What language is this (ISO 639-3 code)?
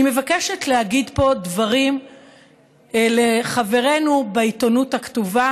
heb